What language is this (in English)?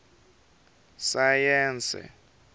Tsonga